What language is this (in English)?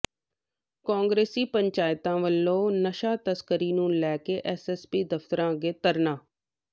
Punjabi